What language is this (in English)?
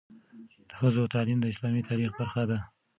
Pashto